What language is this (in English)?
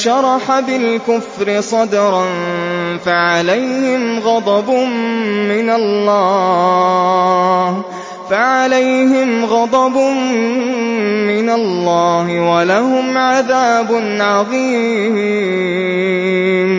Arabic